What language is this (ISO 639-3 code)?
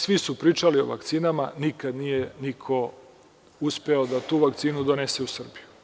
srp